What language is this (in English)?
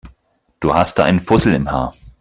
German